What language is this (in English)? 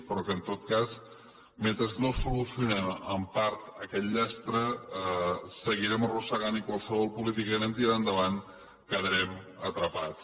Catalan